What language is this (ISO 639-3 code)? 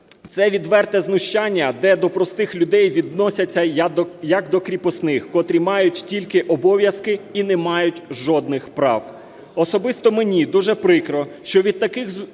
ukr